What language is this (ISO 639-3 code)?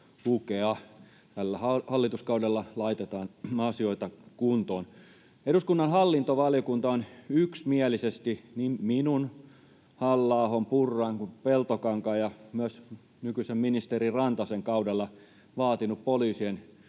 fin